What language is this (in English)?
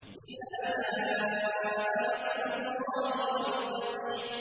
Arabic